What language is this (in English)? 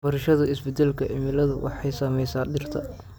Somali